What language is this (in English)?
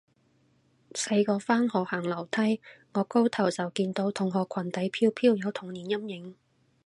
Cantonese